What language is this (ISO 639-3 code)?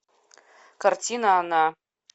rus